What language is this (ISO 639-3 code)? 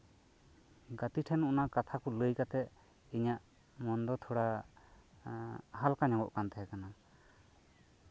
sat